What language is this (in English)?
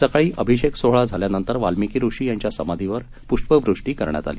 Marathi